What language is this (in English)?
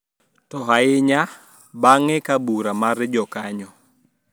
Luo (Kenya and Tanzania)